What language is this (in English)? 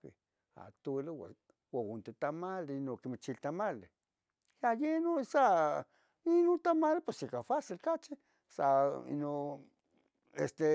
Tetelcingo Nahuatl